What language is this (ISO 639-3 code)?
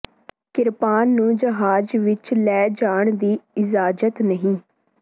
pan